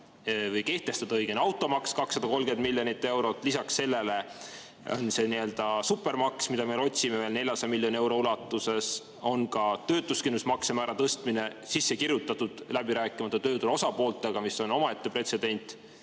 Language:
Estonian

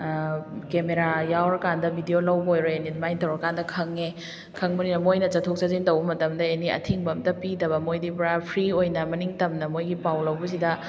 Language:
Manipuri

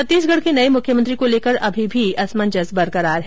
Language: Hindi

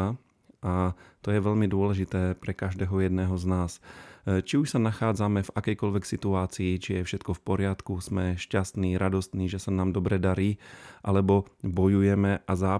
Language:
Slovak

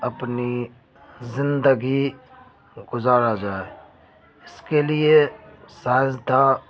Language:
Urdu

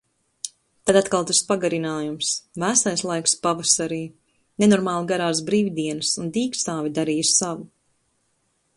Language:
Latvian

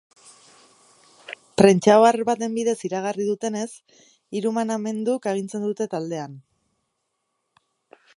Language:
Basque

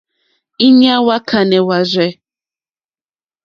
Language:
Mokpwe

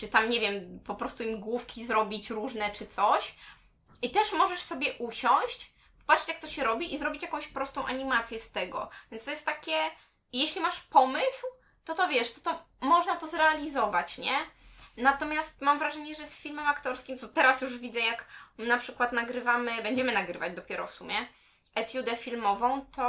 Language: Polish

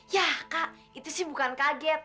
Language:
Indonesian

